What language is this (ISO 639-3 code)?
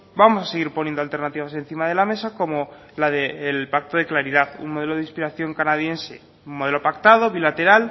spa